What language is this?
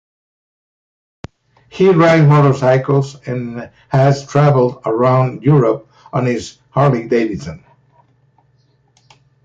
English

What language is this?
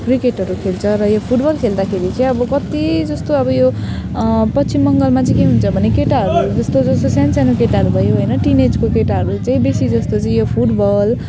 Nepali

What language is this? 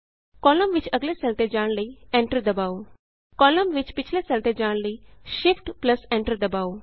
Punjabi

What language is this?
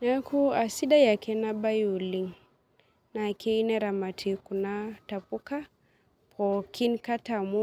Masai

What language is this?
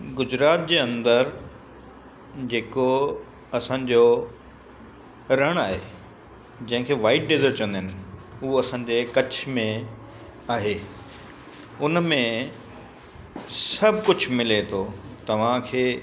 Sindhi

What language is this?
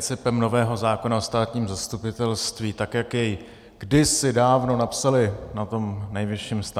Czech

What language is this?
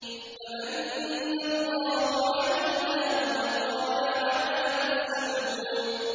Arabic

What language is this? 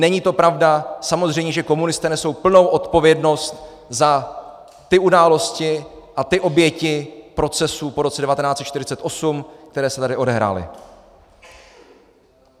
Czech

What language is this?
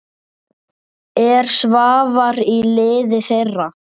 Icelandic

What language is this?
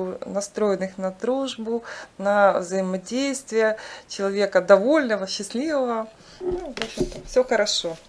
Russian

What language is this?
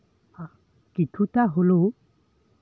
Santali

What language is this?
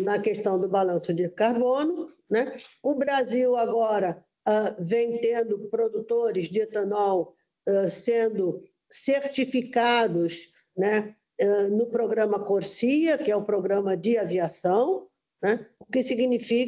Portuguese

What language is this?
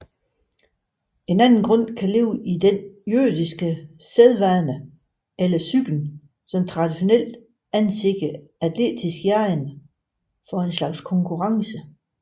Danish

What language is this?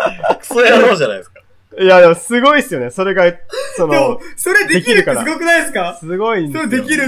Japanese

